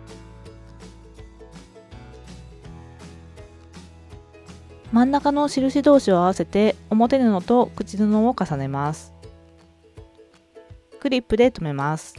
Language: Japanese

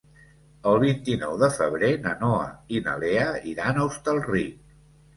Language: Catalan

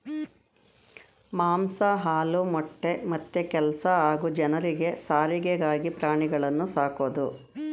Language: Kannada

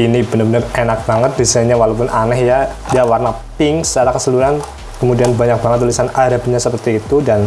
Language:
Indonesian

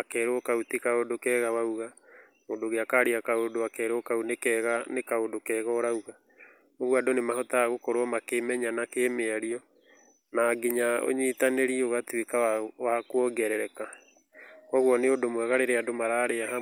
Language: Kikuyu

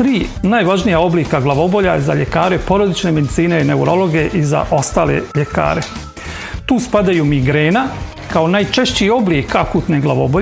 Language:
Croatian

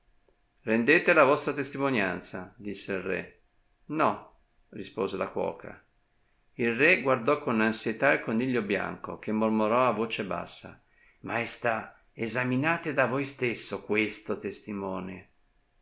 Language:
Italian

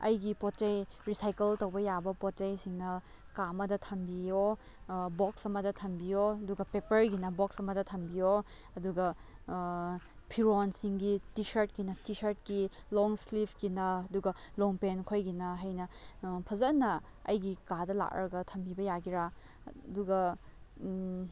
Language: Manipuri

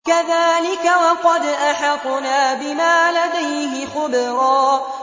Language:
Arabic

